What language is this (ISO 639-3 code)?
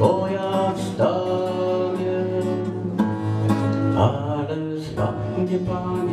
pol